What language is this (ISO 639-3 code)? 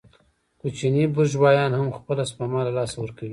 pus